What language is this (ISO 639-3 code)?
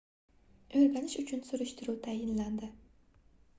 uzb